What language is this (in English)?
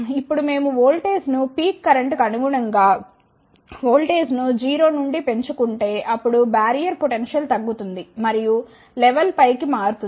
Telugu